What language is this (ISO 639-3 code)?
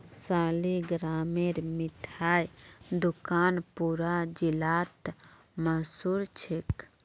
mag